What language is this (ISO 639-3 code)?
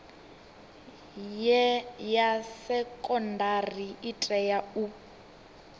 ven